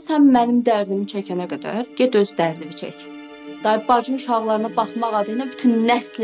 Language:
Turkish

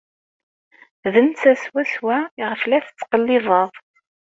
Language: Kabyle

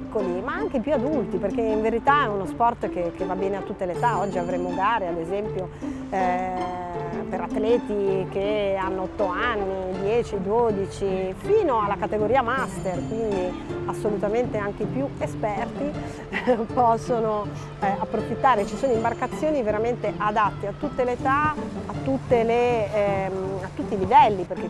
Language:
Italian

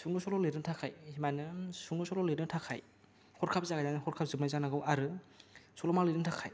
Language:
Bodo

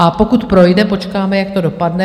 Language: Czech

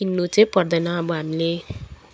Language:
Nepali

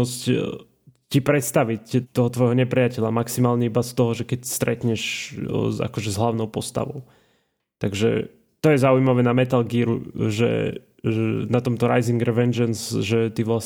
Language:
Slovak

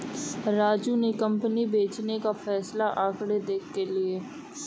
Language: Hindi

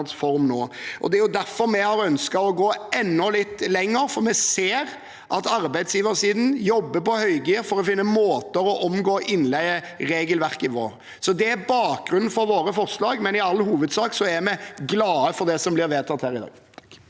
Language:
Norwegian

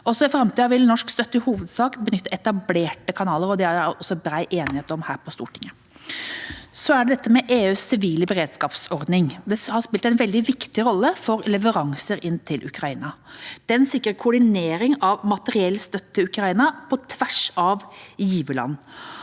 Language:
Norwegian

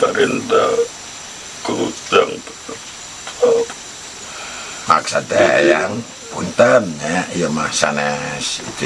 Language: Indonesian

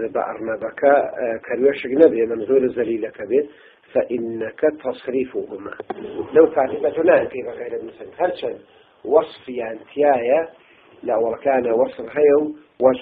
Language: Arabic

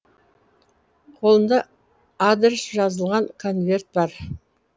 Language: Kazakh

